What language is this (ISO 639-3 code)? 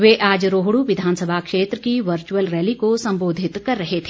hin